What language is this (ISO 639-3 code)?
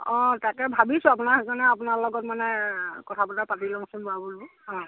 asm